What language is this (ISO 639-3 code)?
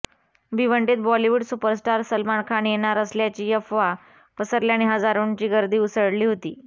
mar